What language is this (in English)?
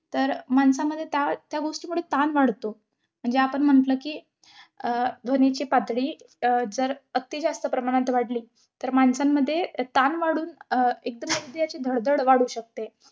Marathi